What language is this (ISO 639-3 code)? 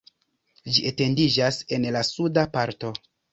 epo